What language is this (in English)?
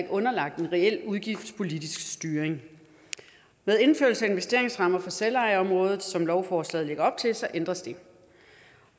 Danish